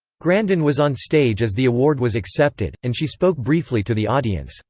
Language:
English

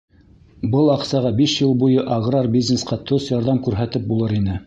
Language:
Bashkir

